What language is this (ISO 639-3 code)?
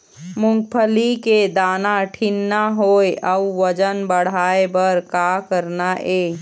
hne